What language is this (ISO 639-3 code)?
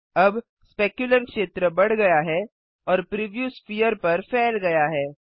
hin